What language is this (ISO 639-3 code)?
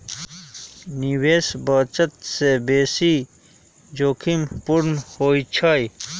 mag